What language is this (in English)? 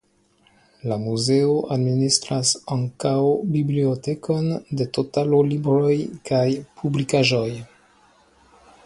Esperanto